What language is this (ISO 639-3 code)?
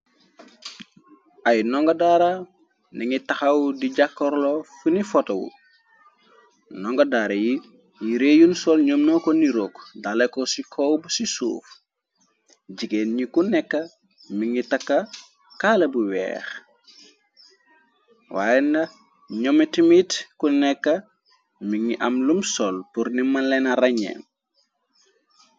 wol